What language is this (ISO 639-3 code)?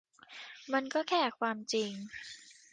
tha